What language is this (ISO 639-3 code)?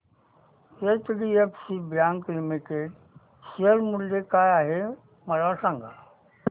mar